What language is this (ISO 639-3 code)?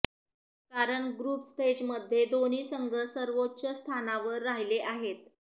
mar